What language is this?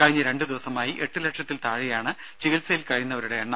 Malayalam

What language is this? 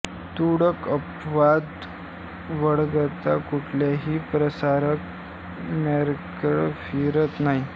Marathi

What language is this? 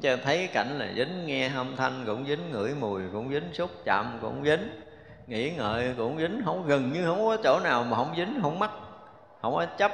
Vietnamese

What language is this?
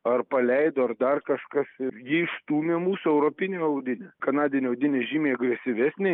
Lithuanian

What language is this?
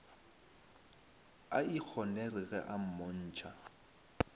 Northern Sotho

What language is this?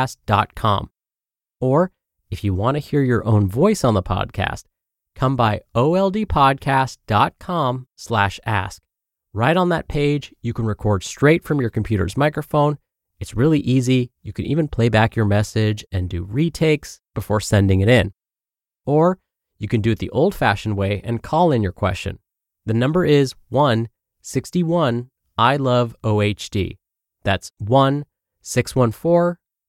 English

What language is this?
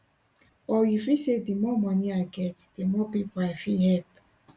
Nigerian Pidgin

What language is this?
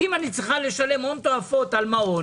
Hebrew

